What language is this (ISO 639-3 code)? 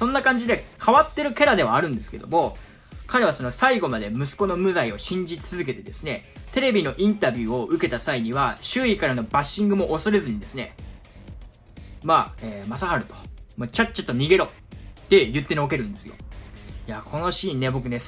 jpn